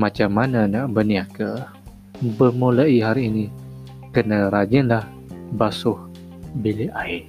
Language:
Malay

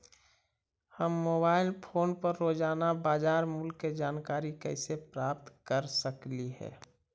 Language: Magahi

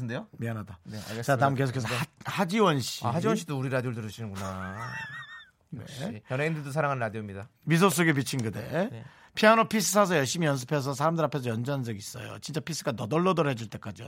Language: Korean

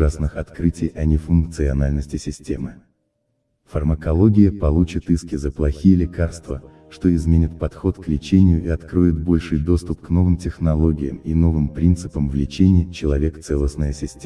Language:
Russian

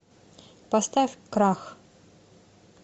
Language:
Russian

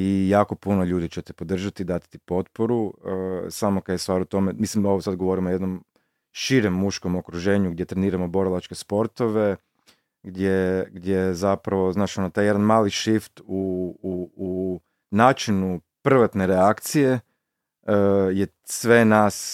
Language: Croatian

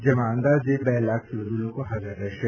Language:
Gujarati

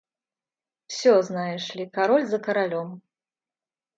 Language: Russian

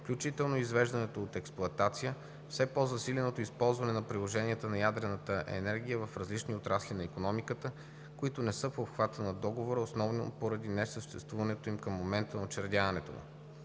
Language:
Bulgarian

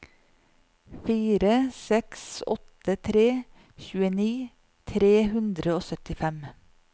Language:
Norwegian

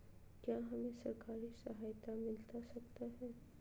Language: Magahi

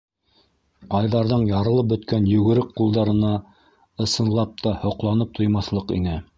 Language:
Bashkir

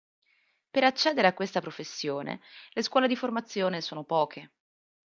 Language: Italian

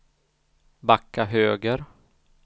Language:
Swedish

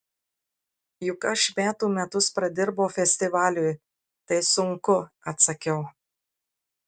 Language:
Lithuanian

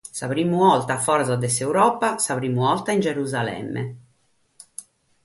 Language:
Sardinian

